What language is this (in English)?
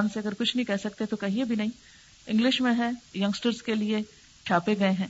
Urdu